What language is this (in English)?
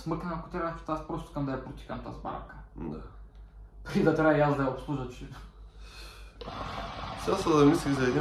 Bulgarian